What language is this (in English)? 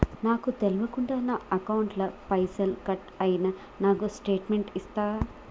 Telugu